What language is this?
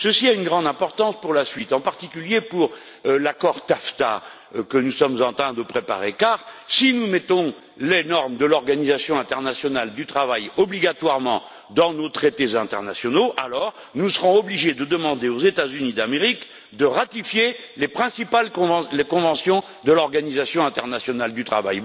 French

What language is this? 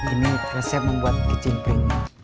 Indonesian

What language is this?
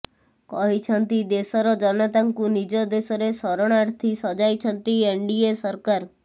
Odia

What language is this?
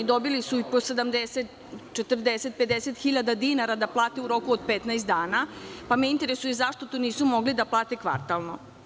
Serbian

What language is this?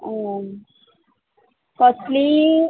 Konkani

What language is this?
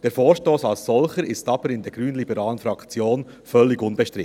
Swiss German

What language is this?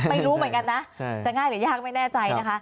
Thai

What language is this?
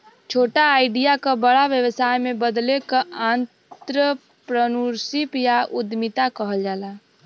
Bhojpuri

